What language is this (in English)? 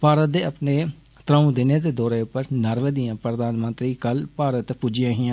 Dogri